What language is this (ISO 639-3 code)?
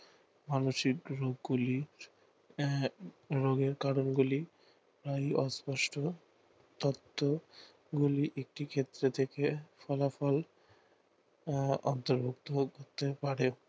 ben